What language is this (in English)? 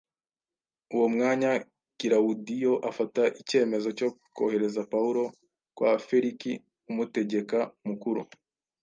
Kinyarwanda